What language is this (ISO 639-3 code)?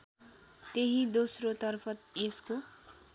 nep